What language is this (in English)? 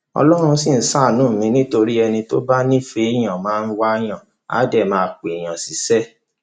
Yoruba